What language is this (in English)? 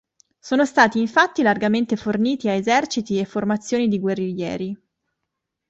Italian